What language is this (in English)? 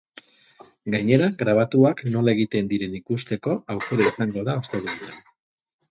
Basque